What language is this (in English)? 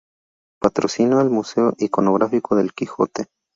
Spanish